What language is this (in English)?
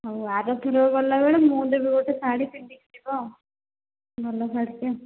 Odia